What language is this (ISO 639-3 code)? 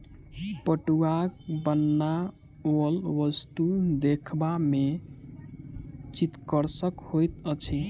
mai